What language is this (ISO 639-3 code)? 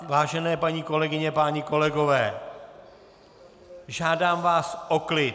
ces